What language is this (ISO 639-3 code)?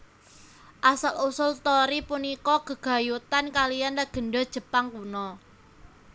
jav